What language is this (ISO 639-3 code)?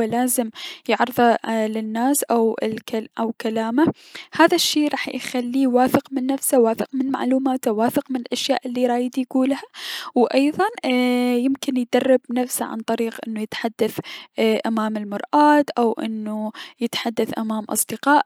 acm